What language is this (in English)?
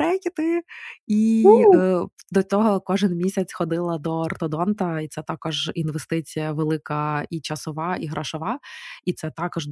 Ukrainian